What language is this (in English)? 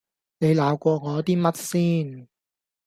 Cantonese